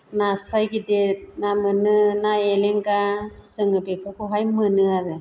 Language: Bodo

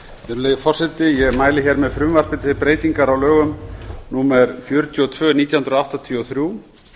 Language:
Icelandic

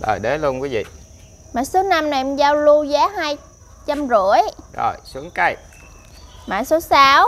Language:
Vietnamese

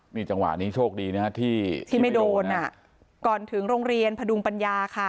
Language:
Thai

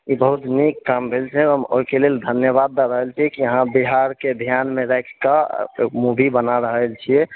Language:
Maithili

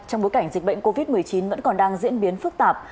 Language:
Vietnamese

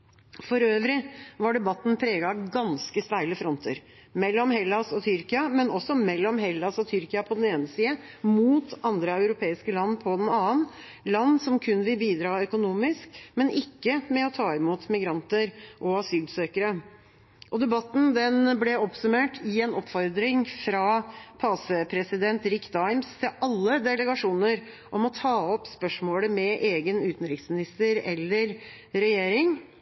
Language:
Norwegian Bokmål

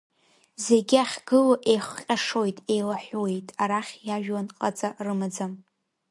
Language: Abkhazian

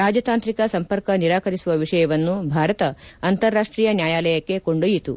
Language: Kannada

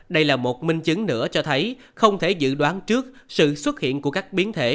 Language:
Vietnamese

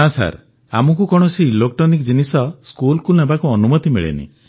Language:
Odia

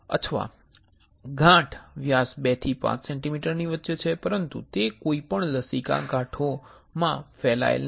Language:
Gujarati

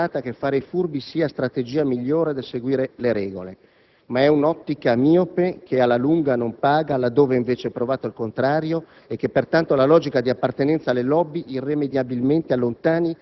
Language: Italian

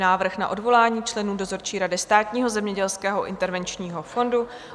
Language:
Czech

